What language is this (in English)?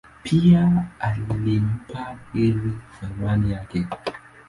Swahili